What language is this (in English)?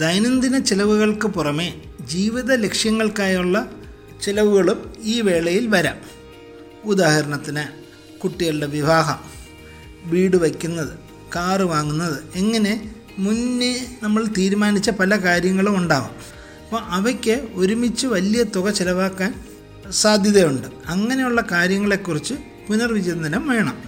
Malayalam